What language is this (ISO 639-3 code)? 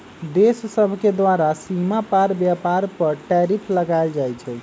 mag